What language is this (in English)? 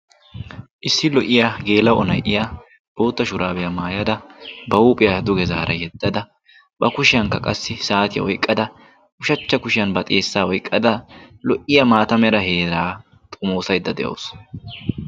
Wolaytta